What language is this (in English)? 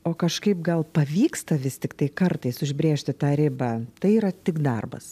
Lithuanian